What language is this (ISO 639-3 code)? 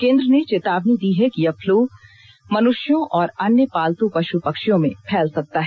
hin